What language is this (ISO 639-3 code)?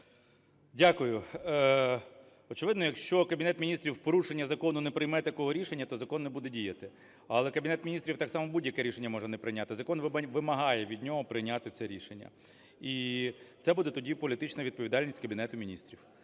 ukr